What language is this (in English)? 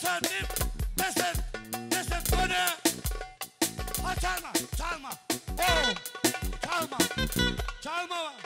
Turkish